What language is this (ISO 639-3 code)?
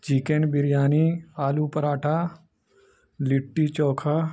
urd